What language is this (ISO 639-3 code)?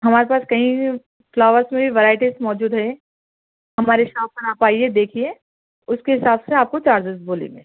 urd